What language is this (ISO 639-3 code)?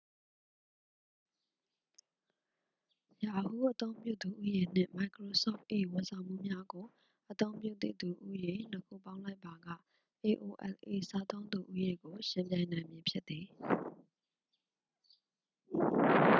mya